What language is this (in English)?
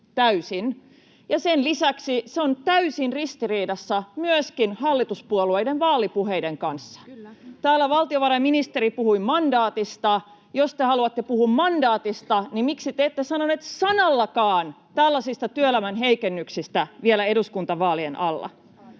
Finnish